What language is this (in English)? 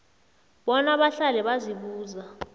South Ndebele